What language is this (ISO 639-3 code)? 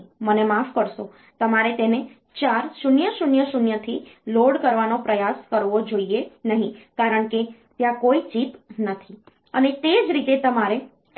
guj